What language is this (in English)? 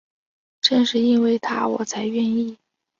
Chinese